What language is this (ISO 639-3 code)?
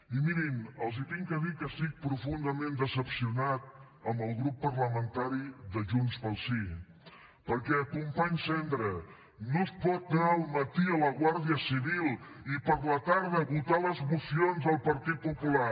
cat